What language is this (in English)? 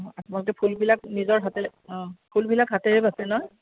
Assamese